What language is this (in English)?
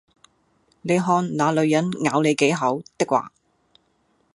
Cantonese